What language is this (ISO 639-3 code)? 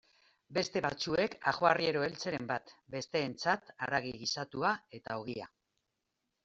eus